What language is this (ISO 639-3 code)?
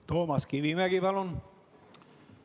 est